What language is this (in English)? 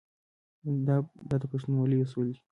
Pashto